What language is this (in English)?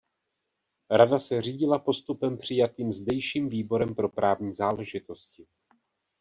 Czech